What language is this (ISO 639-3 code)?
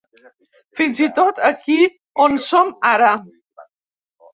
cat